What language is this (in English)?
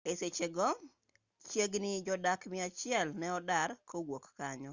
Luo (Kenya and Tanzania)